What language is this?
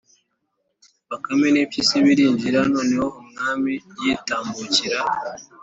Kinyarwanda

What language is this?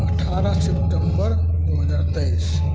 Maithili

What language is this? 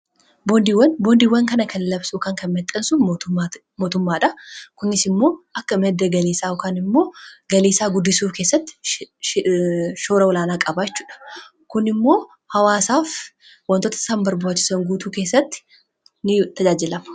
Oromo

